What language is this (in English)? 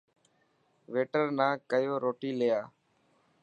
Dhatki